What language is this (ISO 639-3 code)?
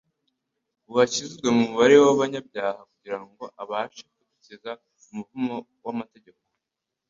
kin